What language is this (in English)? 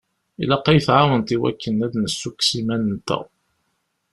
Kabyle